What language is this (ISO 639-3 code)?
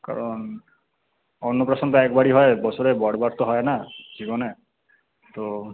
ben